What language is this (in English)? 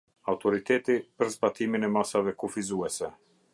Albanian